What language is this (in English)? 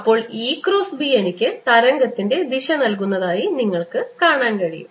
Malayalam